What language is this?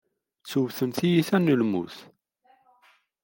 Kabyle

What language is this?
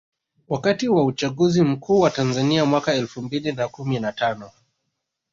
Swahili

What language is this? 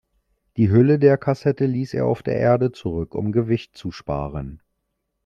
German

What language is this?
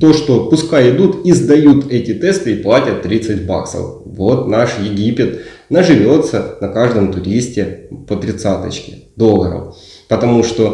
Russian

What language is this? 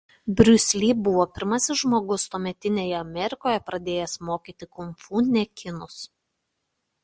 Lithuanian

